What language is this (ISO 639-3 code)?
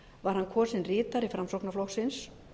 isl